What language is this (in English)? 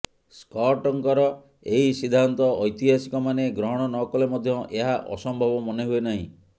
Odia